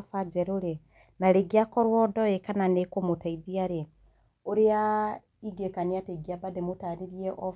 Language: Kikuyu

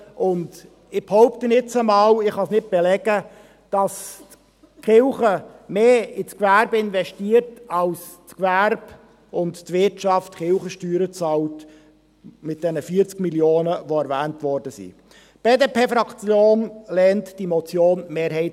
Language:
Swiss German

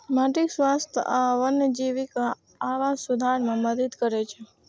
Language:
Maithili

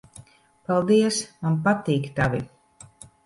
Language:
Latvian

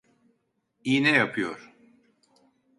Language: Turkish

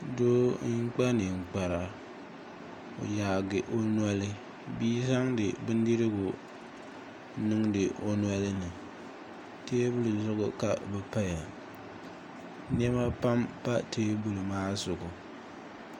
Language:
Dagbani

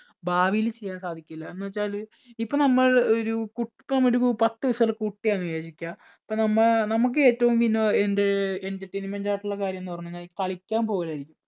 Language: Malayalam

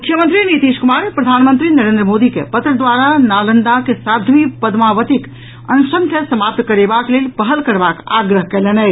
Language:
Maithili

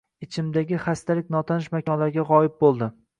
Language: Uzbek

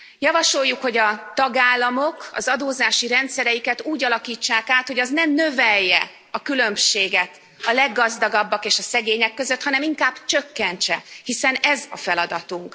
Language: Hungarian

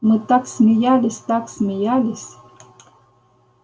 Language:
Russian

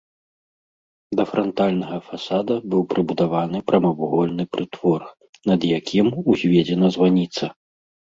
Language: Belarusian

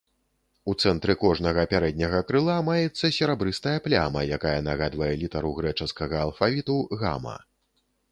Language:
Belarusian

